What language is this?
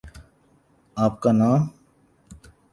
Urdu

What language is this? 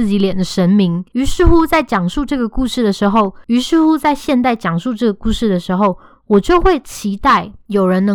Chinese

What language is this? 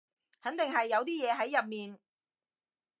Cantonese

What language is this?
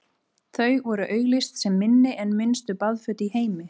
Icelandic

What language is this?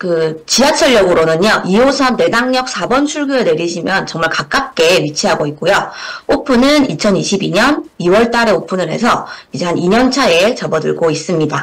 Korean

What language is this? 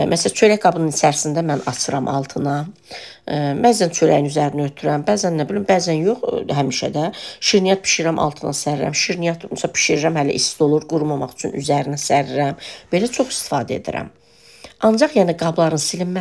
Turkish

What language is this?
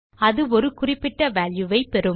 Tamil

